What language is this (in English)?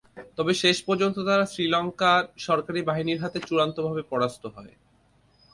Bangla